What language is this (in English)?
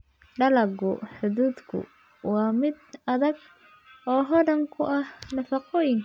Somali